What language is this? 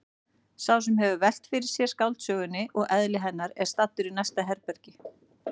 Icelandic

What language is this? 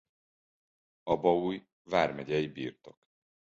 Hungarian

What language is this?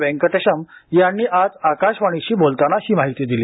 Marathi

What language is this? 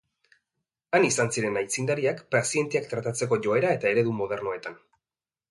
Basque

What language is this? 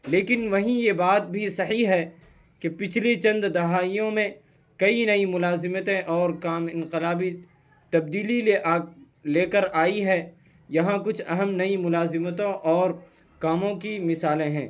Urdu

